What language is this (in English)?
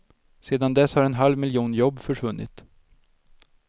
Swedish